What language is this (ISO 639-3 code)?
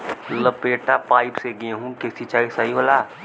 bho